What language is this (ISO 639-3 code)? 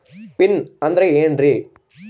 kan